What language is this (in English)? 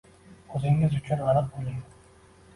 Uzbek